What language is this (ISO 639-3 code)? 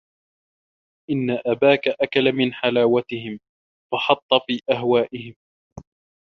ara